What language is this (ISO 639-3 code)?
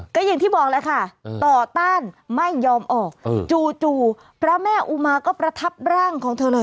tha